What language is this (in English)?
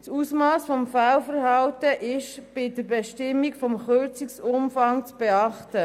Swiss German